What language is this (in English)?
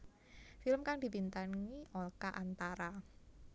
Javanese